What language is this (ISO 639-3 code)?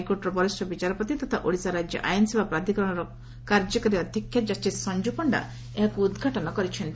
ori